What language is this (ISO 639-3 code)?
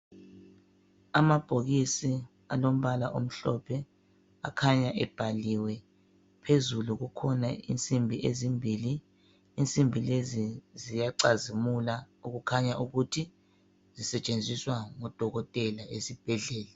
nde